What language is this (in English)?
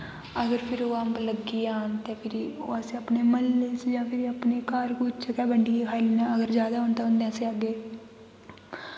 Dogri